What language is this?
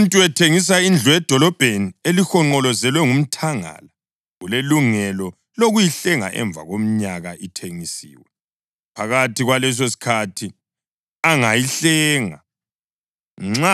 North Ndebele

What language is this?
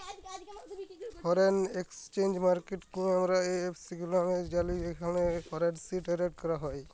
Bangla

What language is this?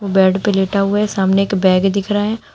Hindi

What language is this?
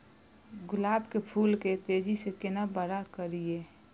Maithili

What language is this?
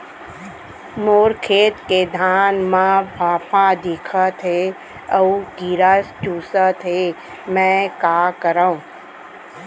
Chhattisgarhi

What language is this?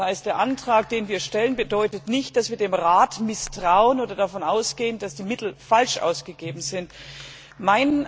German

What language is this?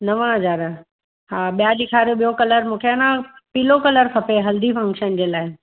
Sindhi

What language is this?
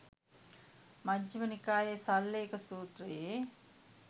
Sinhala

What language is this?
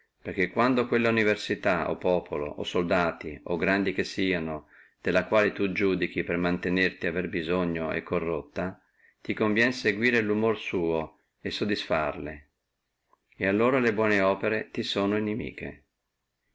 Italian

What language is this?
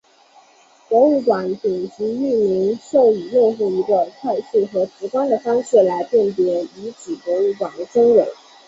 Chinese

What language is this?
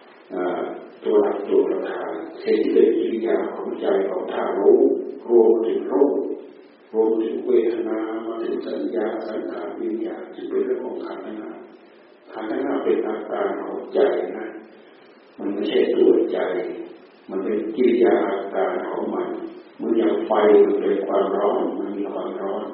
Thai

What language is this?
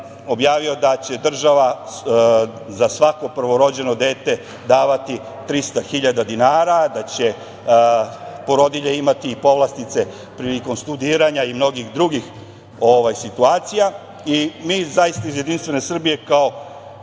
Serbian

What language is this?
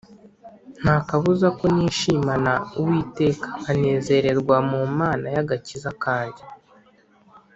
Kinyarwanda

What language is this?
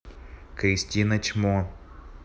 Russian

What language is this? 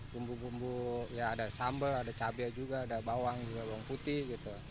Indonesian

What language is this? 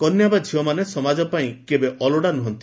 Odia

